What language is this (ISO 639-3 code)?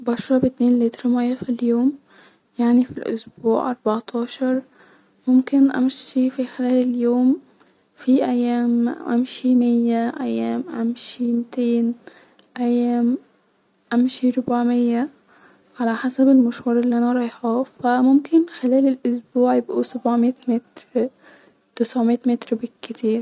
arz